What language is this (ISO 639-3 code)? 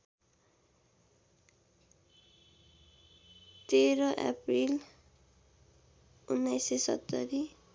nep